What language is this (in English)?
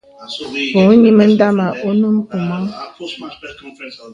Bebele